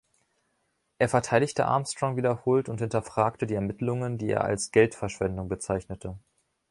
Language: German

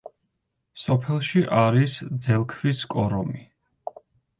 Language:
Georgian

